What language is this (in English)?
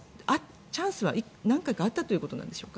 Japanese